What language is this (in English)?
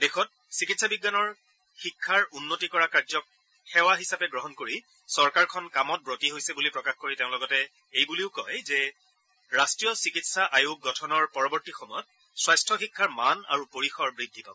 Assamese